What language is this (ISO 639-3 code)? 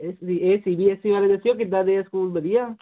pan